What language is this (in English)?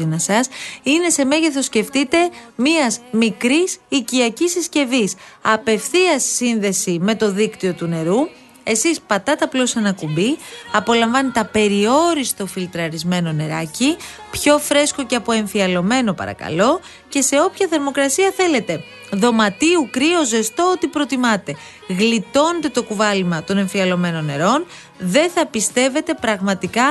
Greek